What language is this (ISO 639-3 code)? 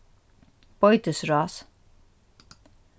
fao